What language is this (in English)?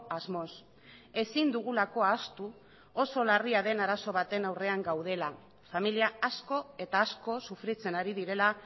Basque